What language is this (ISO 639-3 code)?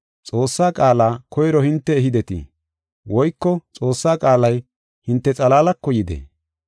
gof